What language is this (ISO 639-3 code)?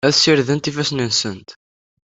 kab